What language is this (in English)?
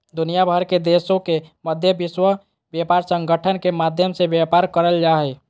Magahi